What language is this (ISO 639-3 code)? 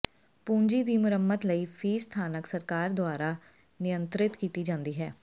pan